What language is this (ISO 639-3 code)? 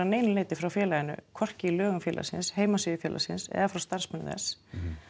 isl